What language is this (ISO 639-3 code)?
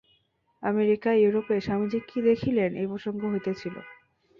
ben